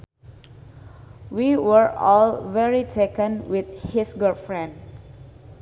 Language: Sundanese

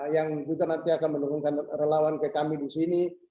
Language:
Indonesian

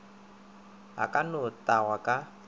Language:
Northern Sotho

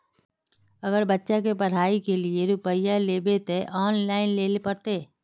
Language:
Magahi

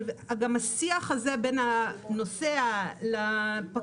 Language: Hebrew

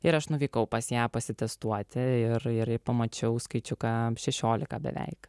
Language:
Lithuanian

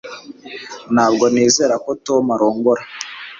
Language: Kinyarwanda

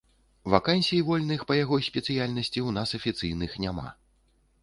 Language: Belarusian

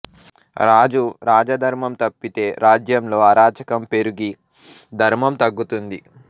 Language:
Telugu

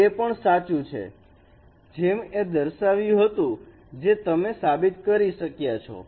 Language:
Gujarati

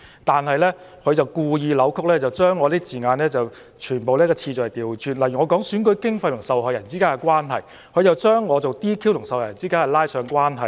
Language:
Cantonese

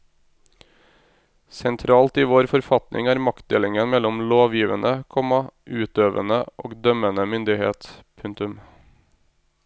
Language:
Norwegian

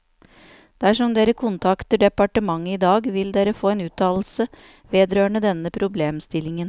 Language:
Norwegian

